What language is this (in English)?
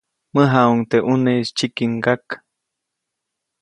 Copainalá Zoque